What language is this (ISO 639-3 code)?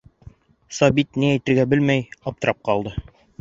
bak